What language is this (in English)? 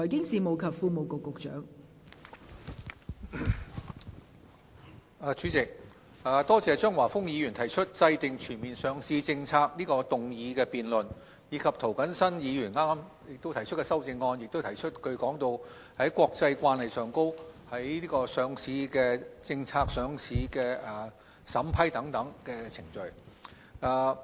Cantonese